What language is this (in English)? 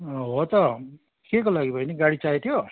Nepali